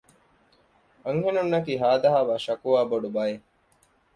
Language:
Divehi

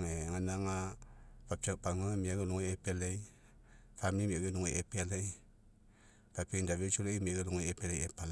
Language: Mekeo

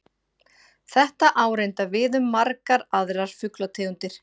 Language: Icelandic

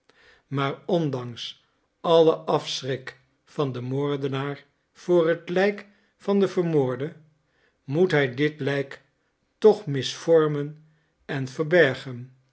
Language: Dutch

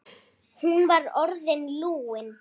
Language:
Icelandic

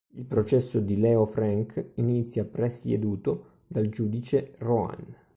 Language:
Italian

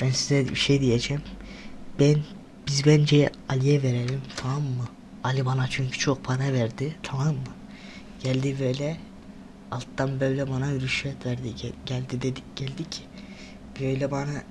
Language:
Turkish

